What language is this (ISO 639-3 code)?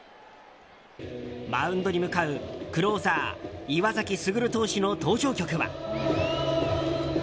jpn